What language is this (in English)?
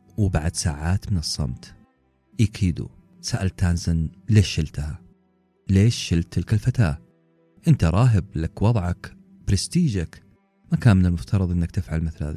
Arabic